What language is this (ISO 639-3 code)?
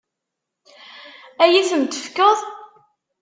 kab